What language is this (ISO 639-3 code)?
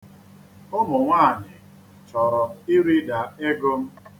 ibo